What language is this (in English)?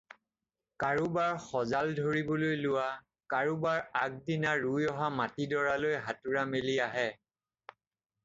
Assamese